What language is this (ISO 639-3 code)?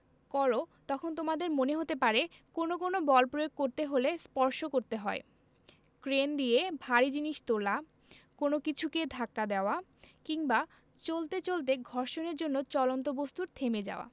ben